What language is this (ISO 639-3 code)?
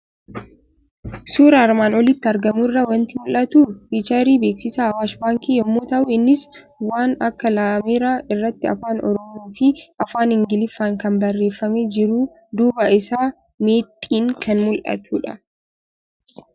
orm